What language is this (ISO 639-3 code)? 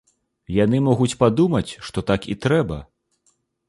bel